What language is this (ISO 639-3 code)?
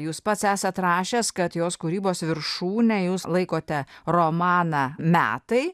lit